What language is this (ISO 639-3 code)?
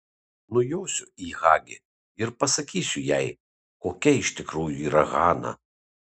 lit